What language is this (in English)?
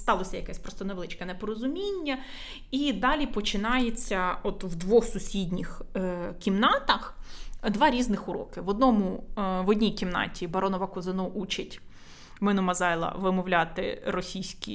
Ukrainian